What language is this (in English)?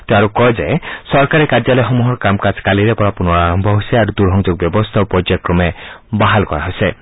Assamese